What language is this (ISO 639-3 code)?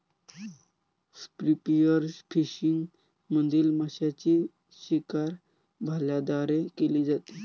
mar